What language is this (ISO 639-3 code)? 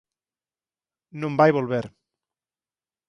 glg